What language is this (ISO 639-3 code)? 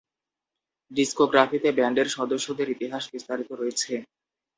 ben